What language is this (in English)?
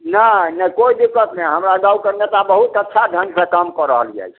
Maithili